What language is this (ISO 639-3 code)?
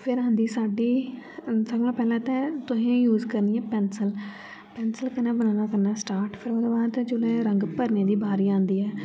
doi